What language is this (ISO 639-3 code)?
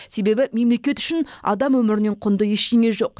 kaz